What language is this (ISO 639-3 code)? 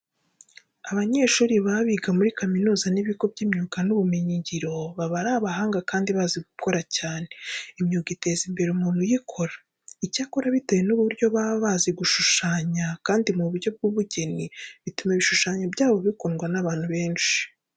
kin